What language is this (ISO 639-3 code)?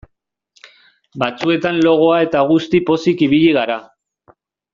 eus